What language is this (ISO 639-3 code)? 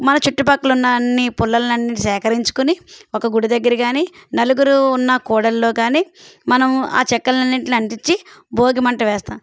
tel